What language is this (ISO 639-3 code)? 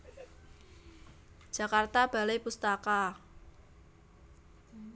jav